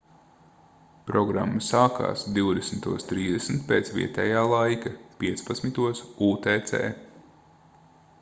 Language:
Latvian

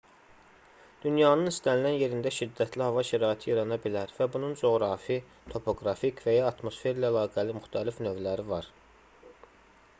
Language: Azerbaijani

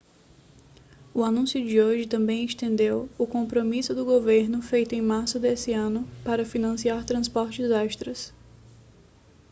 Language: Portuguese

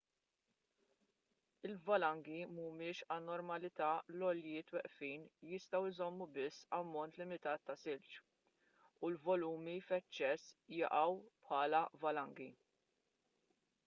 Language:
Maltese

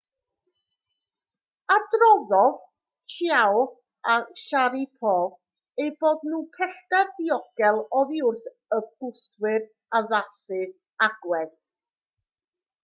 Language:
Welsh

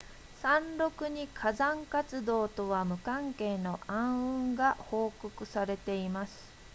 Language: Japanese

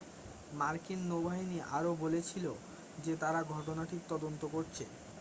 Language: Bangla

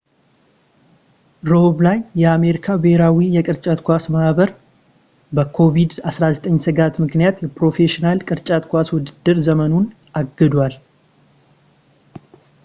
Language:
Amharic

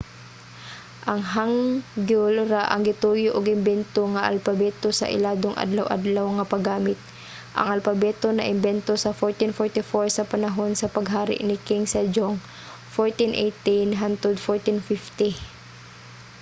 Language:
Cebuano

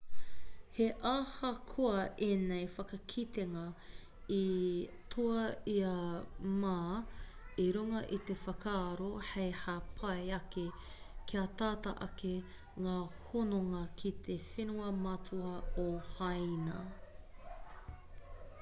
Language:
Māori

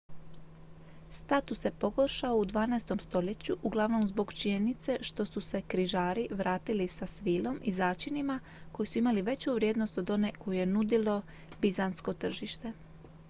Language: Croatian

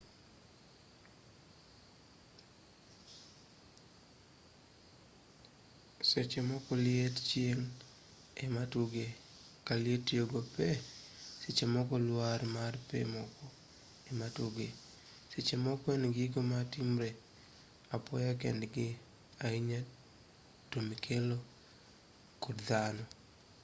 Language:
Luo (Kenya and Tanzania)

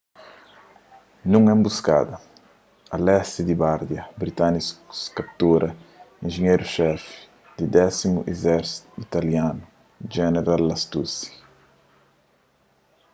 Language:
Kabuverdianu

